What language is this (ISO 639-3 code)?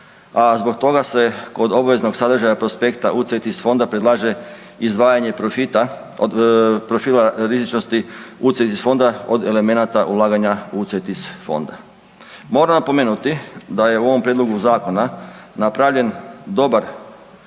hrv